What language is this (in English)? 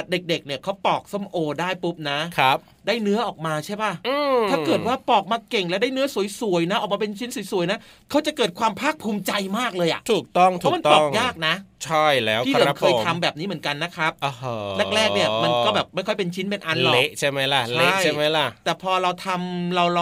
Thai